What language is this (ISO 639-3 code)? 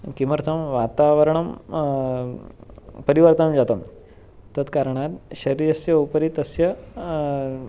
san